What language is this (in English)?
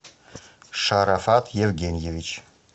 Russian